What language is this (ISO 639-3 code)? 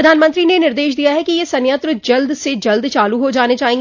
hin